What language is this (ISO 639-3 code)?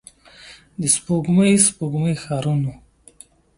pus